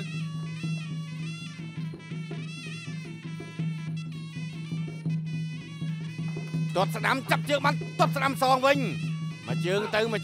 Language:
Thai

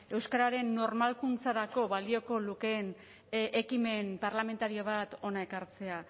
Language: Basque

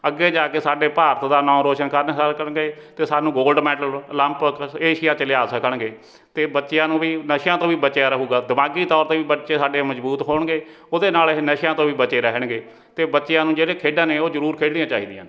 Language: Punjabi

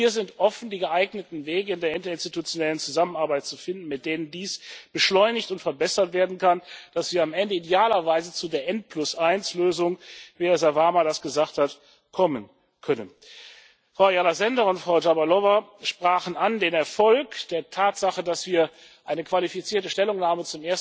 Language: German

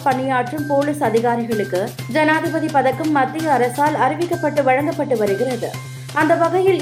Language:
Tamil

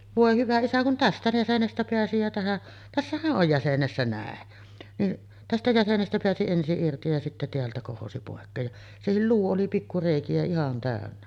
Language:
Finnish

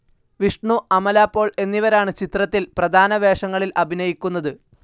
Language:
Malayalam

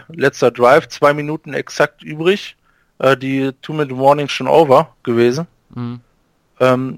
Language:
German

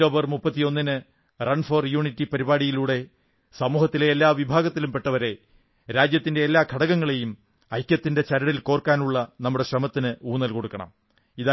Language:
Malayalam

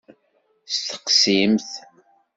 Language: Kabyle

